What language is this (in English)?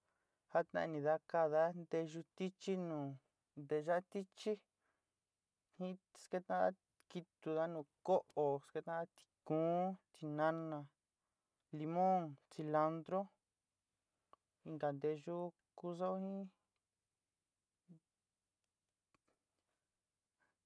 Sinicahua Mixtec